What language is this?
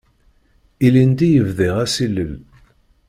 Kabyle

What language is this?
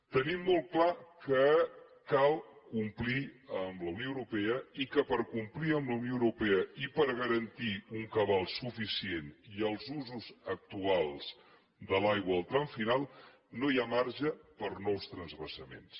Catalan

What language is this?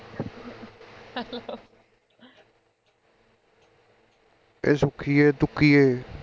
Punjabi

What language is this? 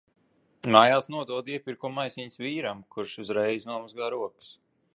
Latvian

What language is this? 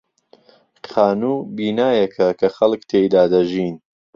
Central Kurdish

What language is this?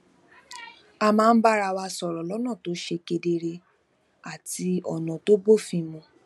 Yoruba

